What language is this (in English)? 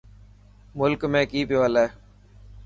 Dhatki